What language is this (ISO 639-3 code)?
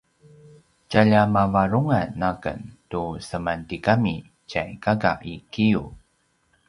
pwn